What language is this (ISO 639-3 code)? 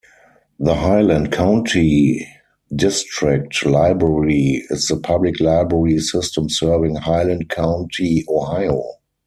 eng